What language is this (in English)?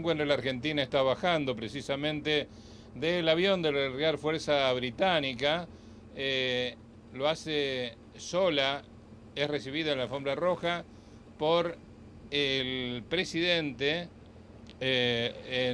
Spanish